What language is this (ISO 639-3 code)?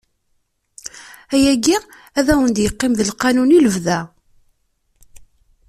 kab